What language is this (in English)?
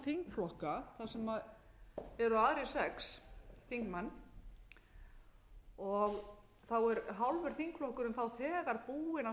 Icelandic